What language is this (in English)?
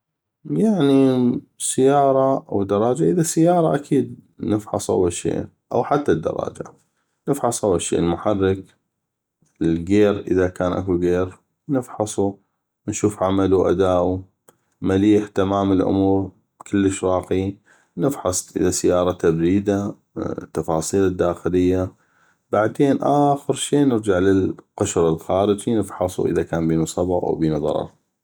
North Mesopotamian Arabic